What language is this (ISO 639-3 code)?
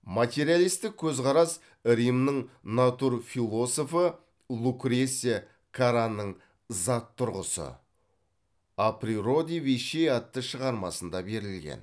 kaz